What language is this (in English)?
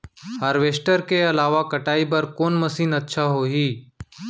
Chhattisgarhi